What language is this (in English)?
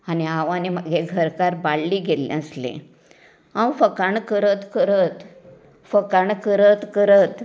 Konkani